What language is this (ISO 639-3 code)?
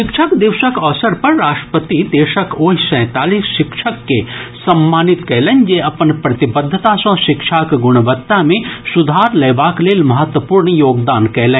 mai